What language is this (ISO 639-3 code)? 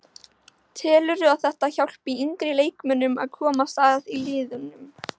isl